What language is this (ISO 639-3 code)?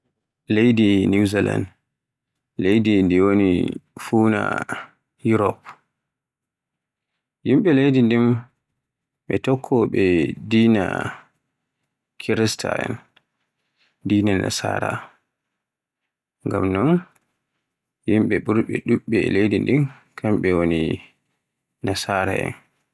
fue